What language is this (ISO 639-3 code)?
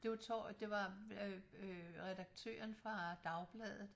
dan